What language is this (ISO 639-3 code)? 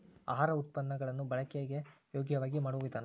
kan